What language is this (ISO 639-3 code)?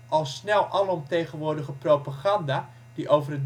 nld